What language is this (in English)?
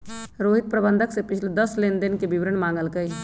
Magahi